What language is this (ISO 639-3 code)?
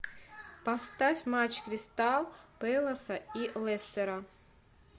rus